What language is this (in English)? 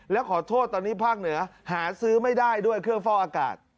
Thai